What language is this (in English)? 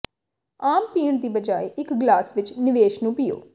Punjabi